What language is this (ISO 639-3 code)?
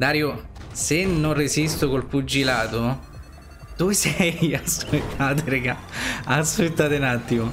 ita